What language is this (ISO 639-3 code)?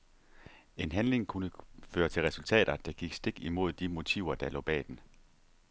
dan